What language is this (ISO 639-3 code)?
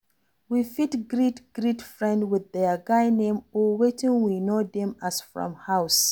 pcm